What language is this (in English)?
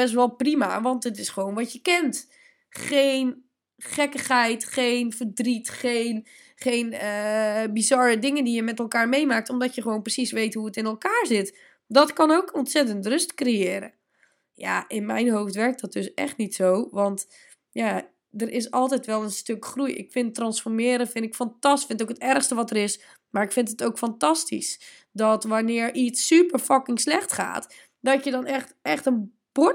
Dutch